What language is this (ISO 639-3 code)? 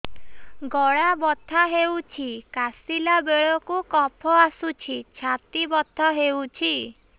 ori